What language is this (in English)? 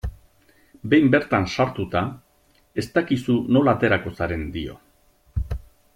Basque